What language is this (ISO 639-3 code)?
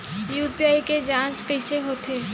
hne